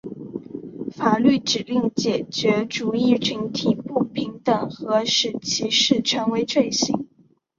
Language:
Chinese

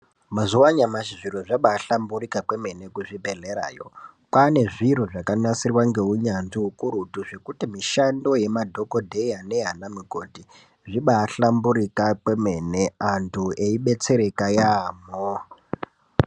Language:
Ndau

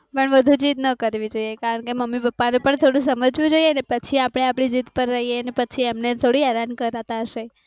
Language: Gujarati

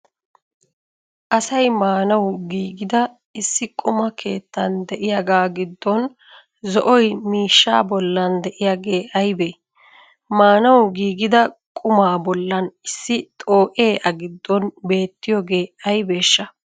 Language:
Wolaytta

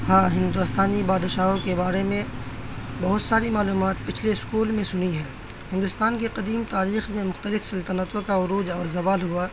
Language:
Urdu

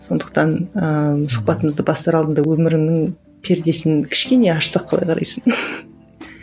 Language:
Kazakh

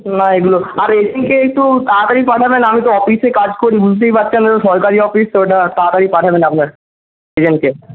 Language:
Bangla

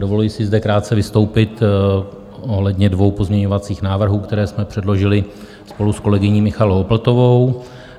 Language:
Czech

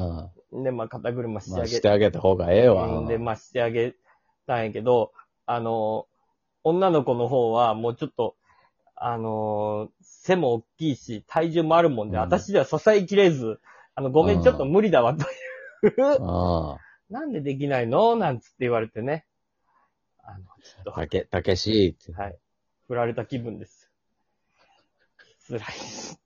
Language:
Japanese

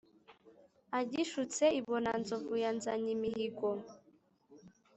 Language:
Kinyarwanda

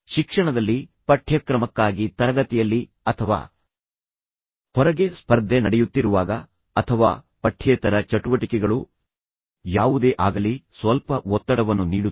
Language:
Kannada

